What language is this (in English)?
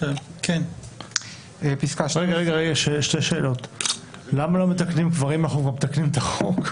Hebrew